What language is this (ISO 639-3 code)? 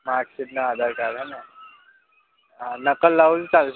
guj